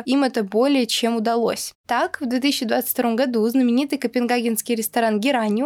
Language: Russian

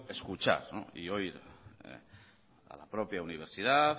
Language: Spanish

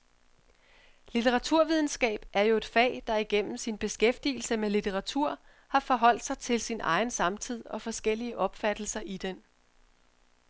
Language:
Danish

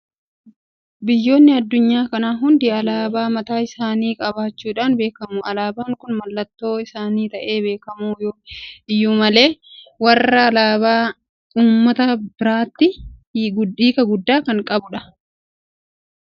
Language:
Oromo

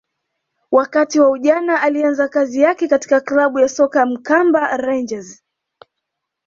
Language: Swahili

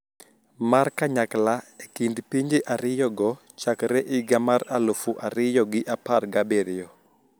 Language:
Luo (Kenya and Tanzania)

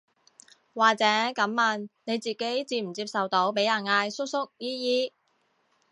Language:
Cantonese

